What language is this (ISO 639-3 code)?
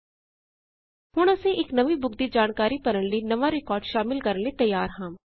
pan